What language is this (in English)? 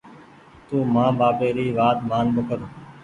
Goaria